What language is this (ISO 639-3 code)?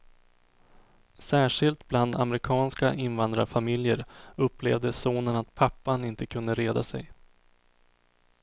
swe